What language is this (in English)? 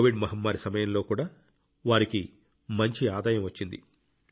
Telugu